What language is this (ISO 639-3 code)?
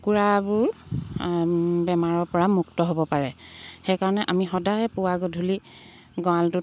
asm